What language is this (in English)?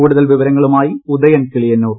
Malayalam